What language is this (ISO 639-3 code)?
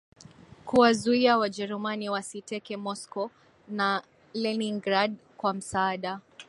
swa